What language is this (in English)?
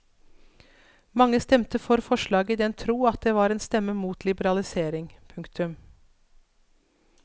Norwegian